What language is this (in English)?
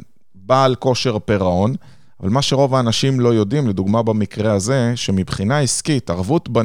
Hebrew